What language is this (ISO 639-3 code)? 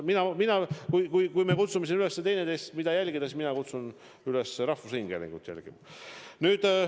est